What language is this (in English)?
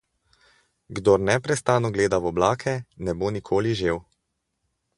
Slovenian